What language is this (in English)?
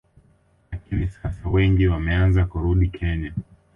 Swahili